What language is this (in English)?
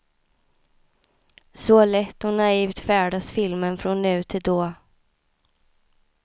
Swedish